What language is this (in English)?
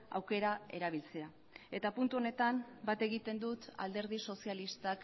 Basque